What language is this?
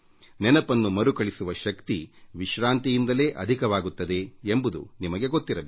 Kannada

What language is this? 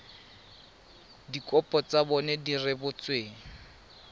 Tswana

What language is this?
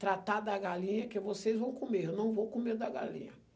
Portuguese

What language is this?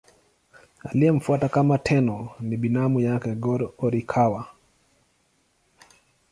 Swahili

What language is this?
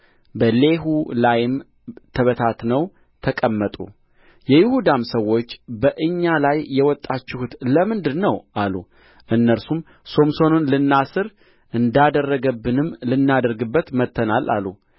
Amharic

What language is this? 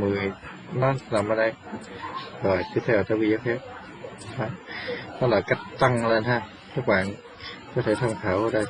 Vietnamese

